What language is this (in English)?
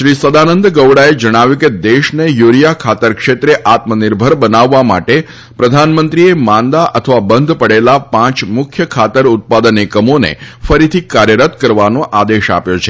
Gujarati